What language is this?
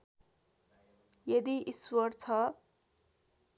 Nepali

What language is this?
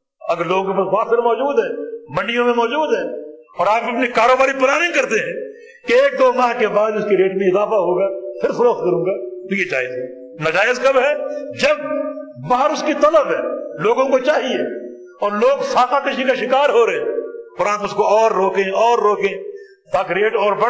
Urdu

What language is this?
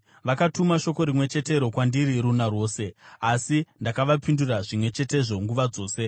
Shona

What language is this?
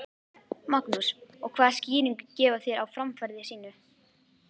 Icelandic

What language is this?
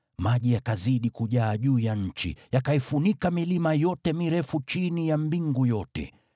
Swahili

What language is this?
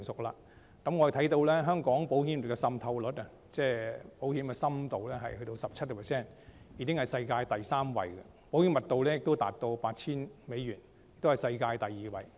Cantonese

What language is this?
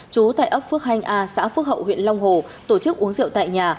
Vietnamese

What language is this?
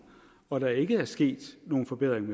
Danish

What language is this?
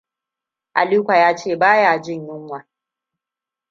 Hausa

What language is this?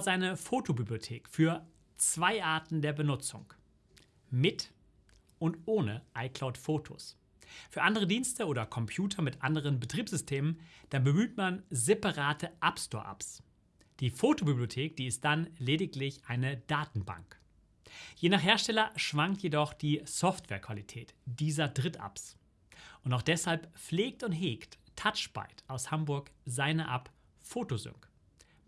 German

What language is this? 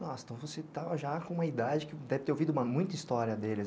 Portuguese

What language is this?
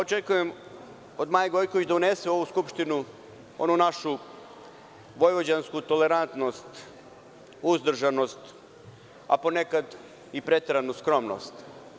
Serbian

